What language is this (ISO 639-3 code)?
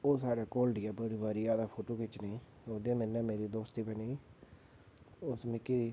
doi